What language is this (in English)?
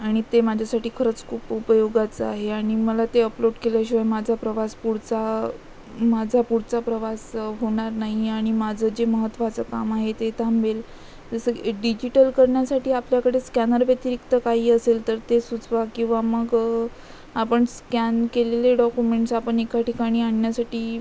Marathi